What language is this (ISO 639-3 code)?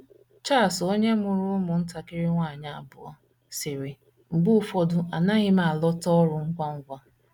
ibo